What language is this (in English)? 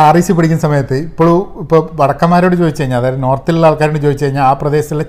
Malayalam